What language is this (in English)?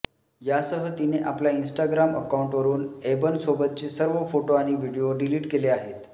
Marathi